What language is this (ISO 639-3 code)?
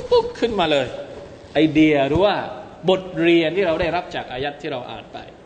tha